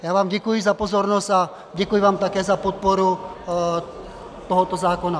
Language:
Czech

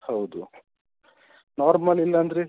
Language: Kannada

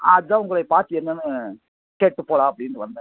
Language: Tamil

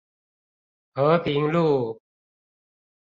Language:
Chinese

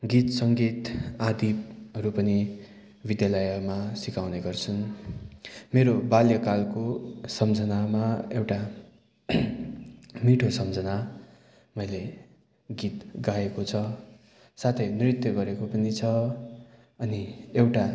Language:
Nepali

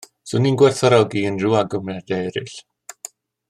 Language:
Welsh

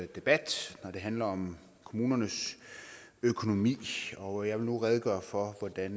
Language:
Danish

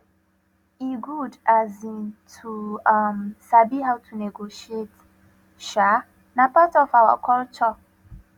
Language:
Nigerian Pidgin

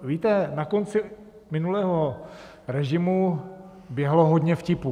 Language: Czech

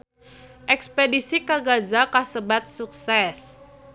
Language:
Sundanese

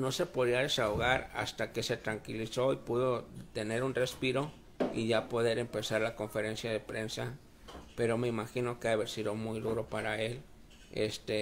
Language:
Spanish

